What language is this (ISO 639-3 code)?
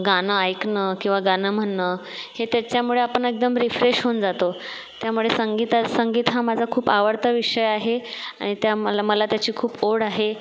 mar